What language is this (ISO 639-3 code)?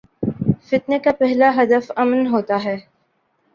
urd